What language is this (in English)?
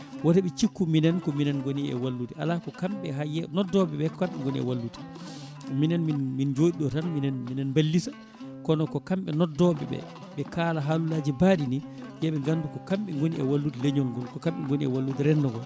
Fula